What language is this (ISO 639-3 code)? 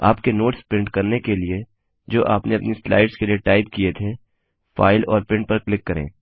hin